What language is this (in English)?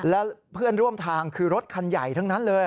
Thai